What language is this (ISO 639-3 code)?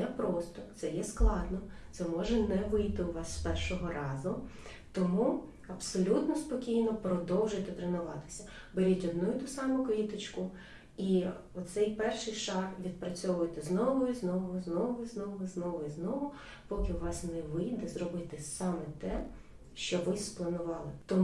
ukr